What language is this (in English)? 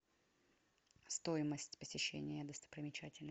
Russian